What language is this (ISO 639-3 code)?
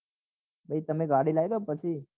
guj